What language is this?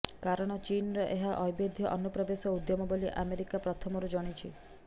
Odia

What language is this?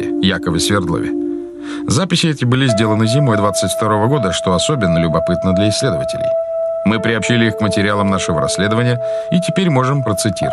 Russian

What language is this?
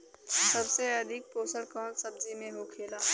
Bhojpuri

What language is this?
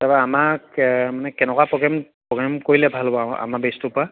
Assamese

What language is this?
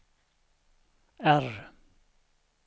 Swedish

